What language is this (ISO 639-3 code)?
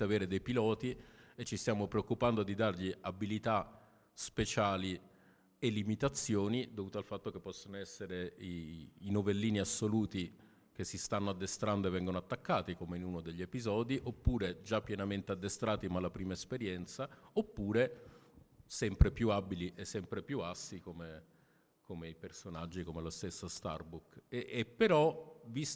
ita